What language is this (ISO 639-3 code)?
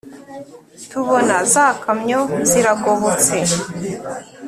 kin